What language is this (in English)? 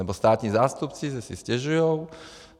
Czech